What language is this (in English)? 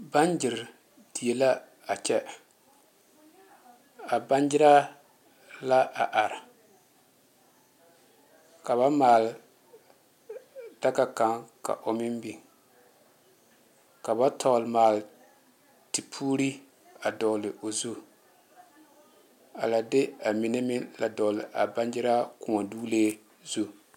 Southern Dagaare